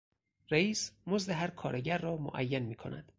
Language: Persian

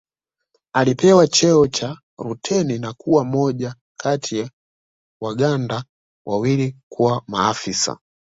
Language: Swahili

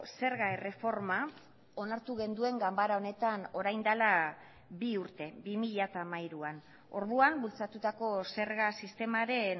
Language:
Basque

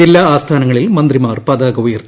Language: Malayalam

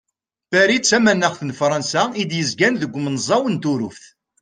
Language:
Kabyle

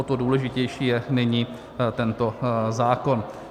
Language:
Czech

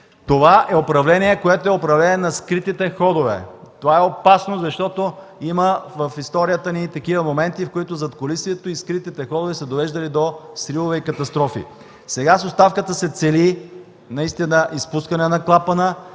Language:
Bulgarian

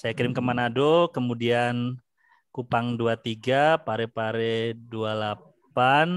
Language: Indonesian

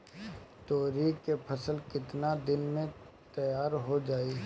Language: Bhojpuri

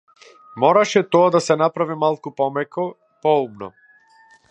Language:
Macedonian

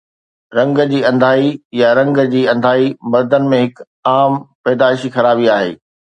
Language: Sindhi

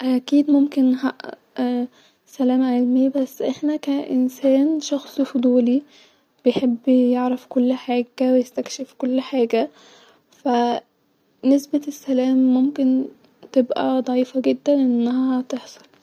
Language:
Egyptian Arabic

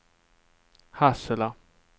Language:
Swedish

